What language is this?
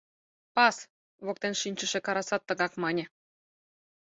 Mari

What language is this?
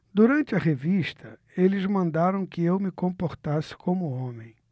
Portuguese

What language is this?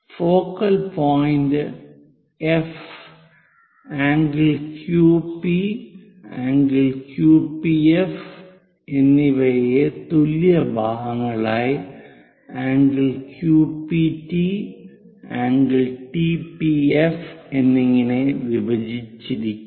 Malayalam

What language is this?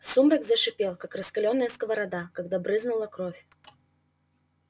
Russian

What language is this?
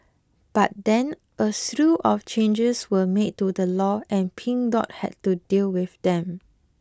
English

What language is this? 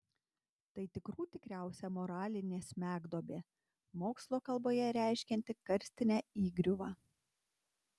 Lithuanian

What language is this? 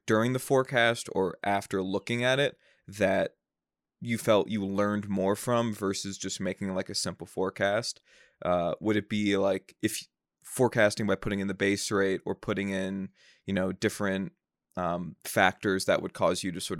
English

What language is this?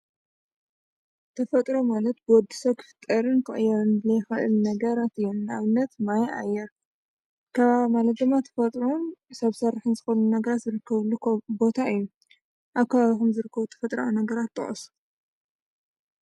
Tigrinya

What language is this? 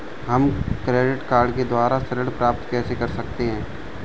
Hindi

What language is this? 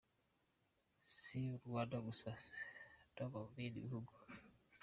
Kinyarwanda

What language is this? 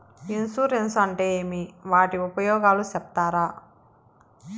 Telugu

